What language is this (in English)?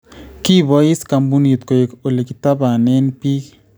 Kalenjin